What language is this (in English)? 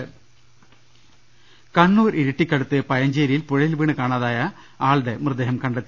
Malayalam